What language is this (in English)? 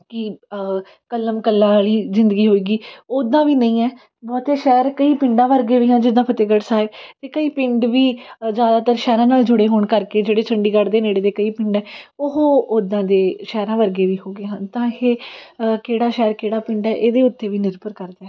Punjabi